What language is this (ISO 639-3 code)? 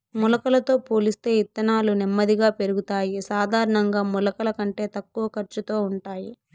tel